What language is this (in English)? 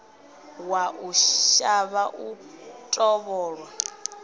Venda